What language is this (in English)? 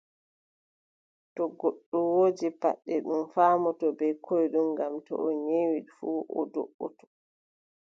Adamawa Fulfulde